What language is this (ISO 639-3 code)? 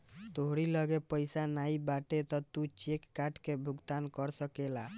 bho